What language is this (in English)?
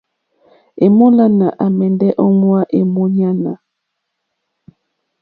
Mokpwe